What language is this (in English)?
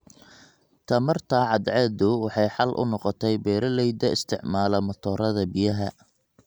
Somali